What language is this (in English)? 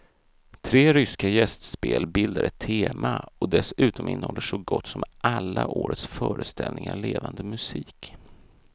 Swedish